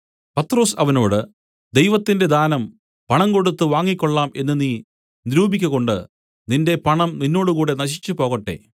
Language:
Malayalam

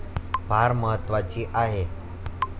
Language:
Marathi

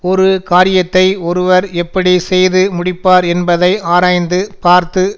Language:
Tamil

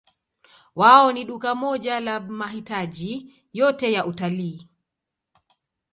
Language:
Swahili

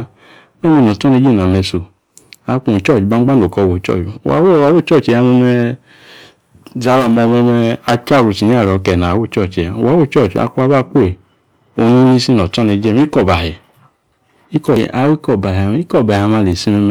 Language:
Yace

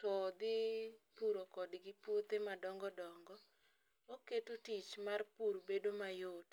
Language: Luo (Kenya and Tanzania)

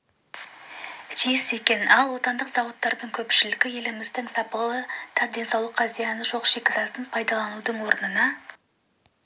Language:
Kazakh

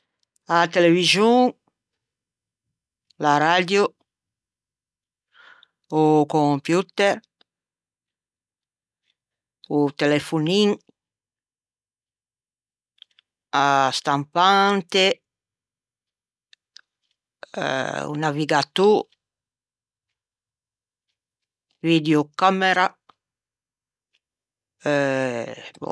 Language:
Ligurian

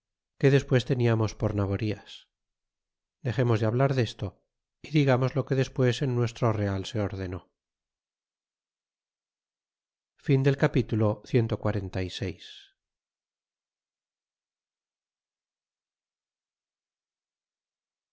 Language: Spanish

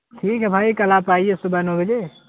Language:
Urdu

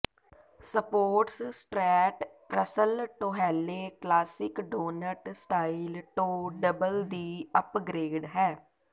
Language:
Punjabi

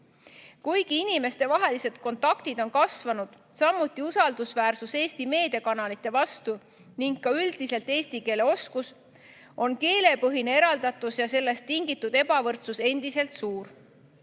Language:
Estonian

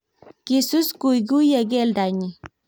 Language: Kalenjin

